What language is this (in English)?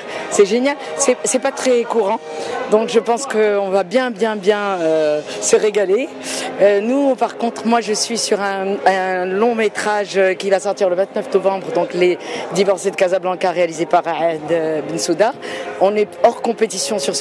French